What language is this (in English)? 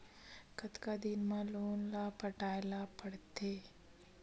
Chhattisgarhi